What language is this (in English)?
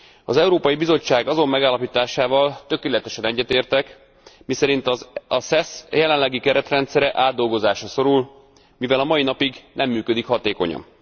Hungarian